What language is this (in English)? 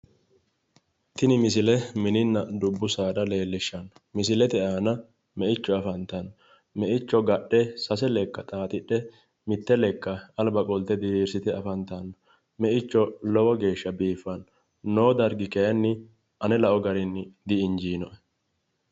Sidamo